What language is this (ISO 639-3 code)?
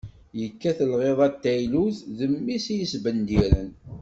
kab